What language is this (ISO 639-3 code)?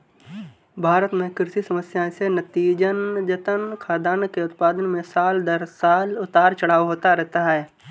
hin